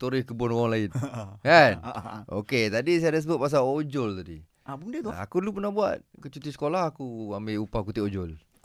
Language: Malay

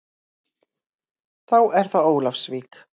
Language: Icelandic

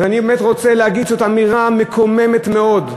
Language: Hebrew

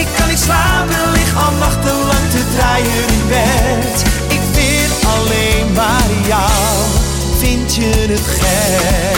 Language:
Dutch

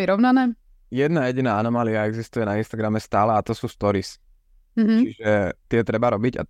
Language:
Slovak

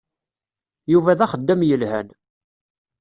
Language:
Kabyle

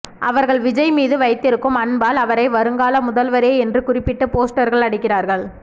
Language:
Tamil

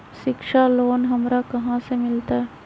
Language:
Magahi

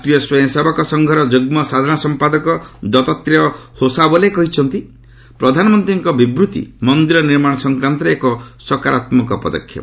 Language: Odia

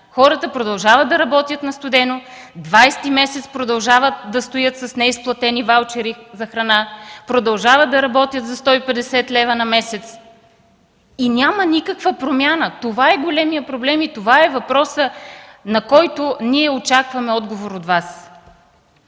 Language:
Bulgarian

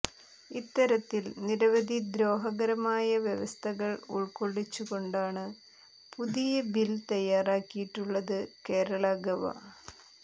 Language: Malayalam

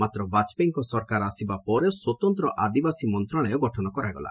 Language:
Odia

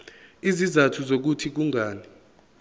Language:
Zulu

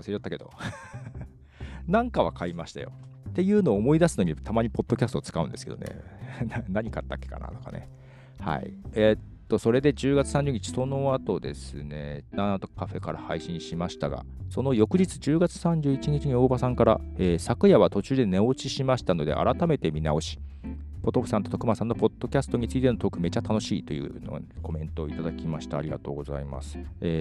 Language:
Japanese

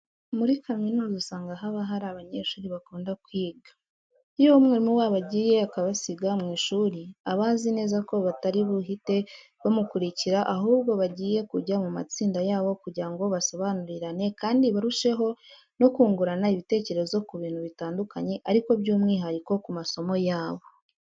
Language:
Kinyarwanda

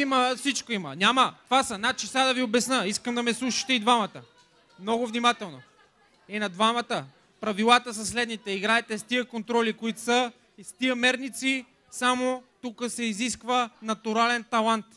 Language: Bulgarian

